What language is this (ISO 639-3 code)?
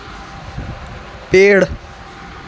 hin